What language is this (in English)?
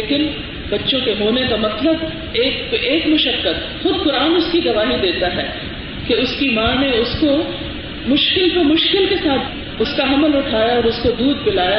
Urdu